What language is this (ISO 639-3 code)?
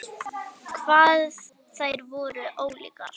isl